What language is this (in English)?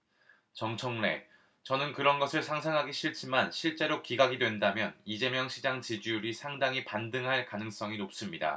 Korean